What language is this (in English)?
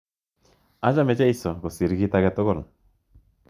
Kalenjin